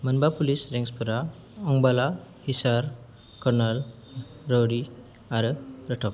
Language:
Bodo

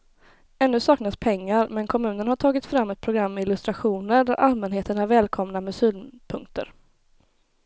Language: Swedish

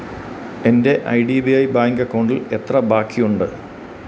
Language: Malayalam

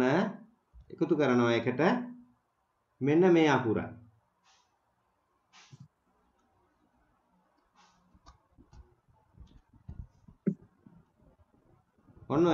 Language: Turkish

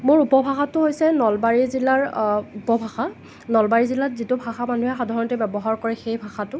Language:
Assamese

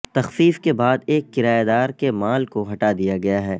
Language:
Urdu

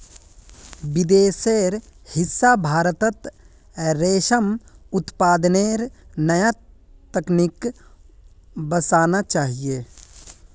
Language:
Magahi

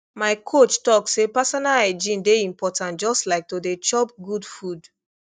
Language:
Nigerian Pidgin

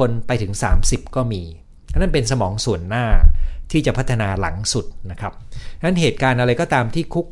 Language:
Thai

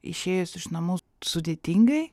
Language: Lithuanian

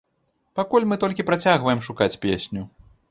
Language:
Belarusian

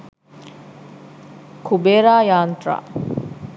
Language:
Sinhala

